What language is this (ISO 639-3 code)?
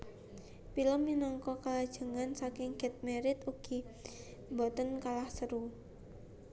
jav